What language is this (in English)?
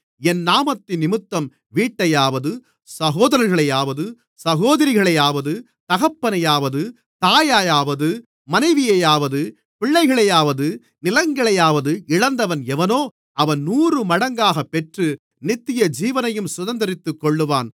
Tamil